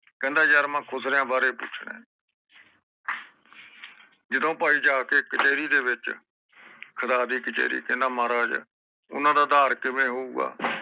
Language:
Punjabi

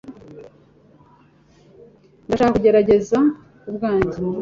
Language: Kinyarwanda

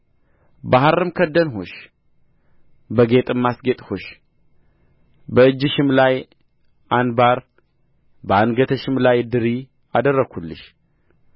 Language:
Amharic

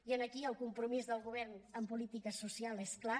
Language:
Catalan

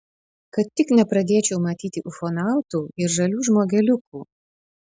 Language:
Lithuanian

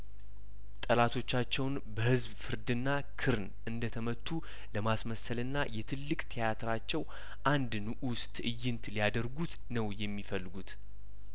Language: Amharic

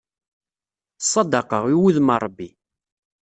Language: Kabyle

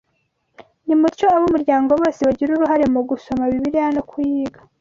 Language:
Kinyarwanda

